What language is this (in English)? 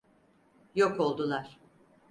Turkish